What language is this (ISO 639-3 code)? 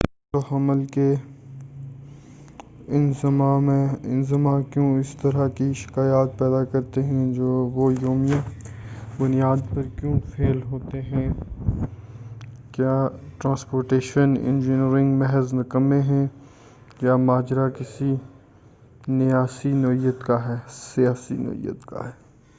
urd